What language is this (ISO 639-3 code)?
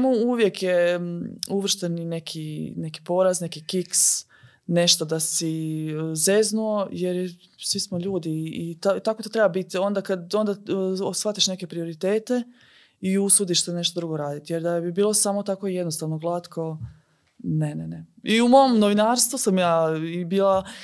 hrv